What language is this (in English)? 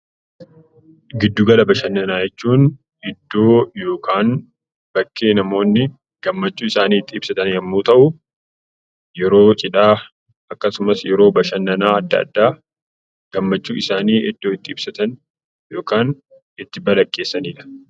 Oromo